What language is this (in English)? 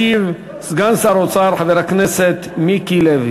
Hebrew